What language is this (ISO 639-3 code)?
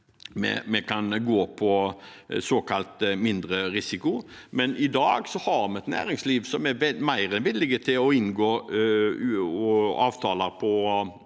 nor